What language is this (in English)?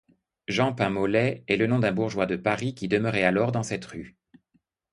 French